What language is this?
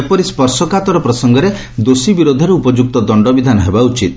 Odia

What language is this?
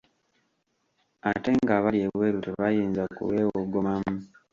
Ganda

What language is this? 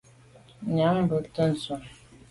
Medumba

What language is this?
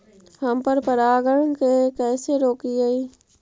Magahi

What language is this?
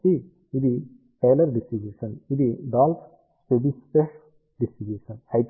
Telugu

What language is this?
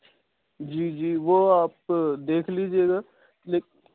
Urdu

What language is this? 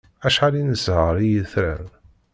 Kabyle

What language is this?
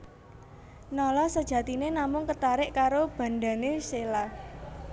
Javanese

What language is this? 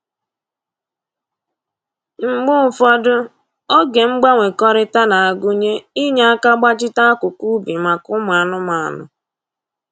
Igbo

